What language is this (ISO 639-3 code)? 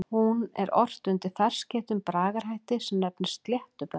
isl